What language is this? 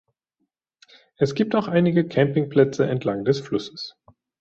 German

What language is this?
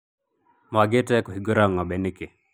Kikuyu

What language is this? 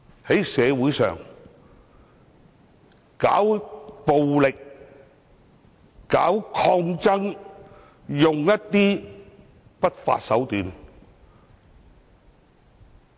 Cantonese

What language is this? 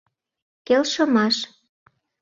Mari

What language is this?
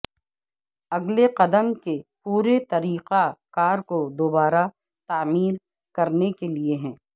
Urdu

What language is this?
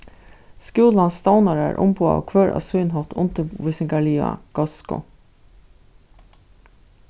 Faroese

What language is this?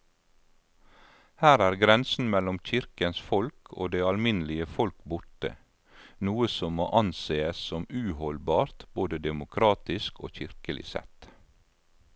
Norwegian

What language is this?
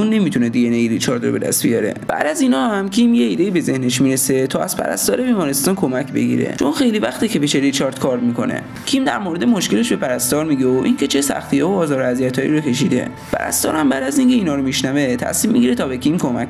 Persian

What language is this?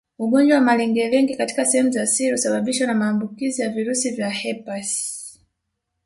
Swahili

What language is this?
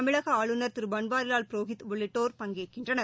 Tamil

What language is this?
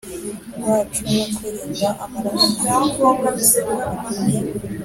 Kinyarwanda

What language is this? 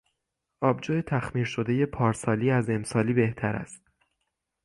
Persian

